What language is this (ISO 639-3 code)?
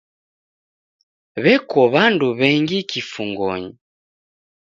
dav